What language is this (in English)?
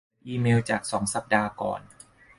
Thai